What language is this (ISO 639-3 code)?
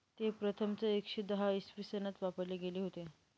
mar